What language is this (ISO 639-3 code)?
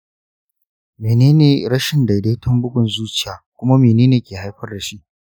hau